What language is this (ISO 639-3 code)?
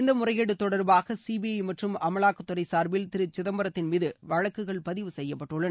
tam